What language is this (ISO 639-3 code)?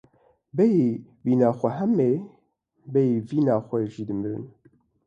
kur